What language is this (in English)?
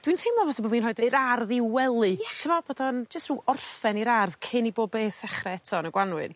Welsh